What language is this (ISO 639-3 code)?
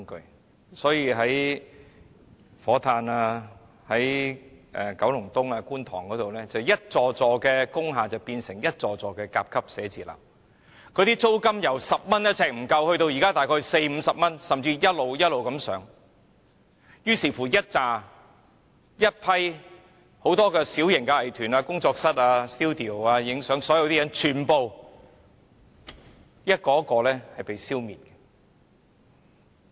yue